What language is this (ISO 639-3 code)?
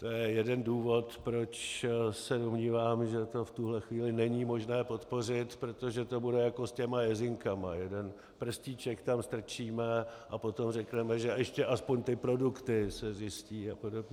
ces